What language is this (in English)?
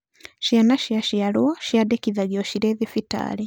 Kikuyu